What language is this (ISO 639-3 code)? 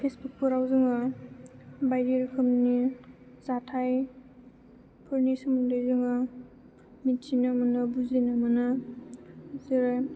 brx